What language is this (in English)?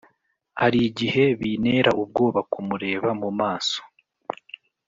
Kinyarwanda